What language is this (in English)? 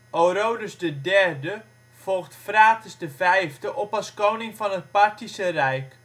Dutch